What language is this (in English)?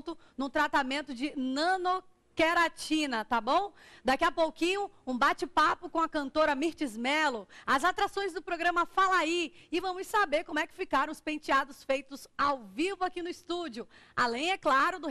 Portuguese